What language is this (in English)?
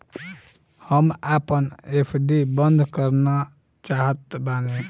Bhojpuri